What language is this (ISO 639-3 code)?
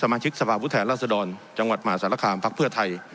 tha